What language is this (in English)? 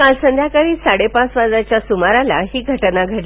Marathi